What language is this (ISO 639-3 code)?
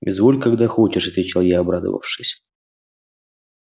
rus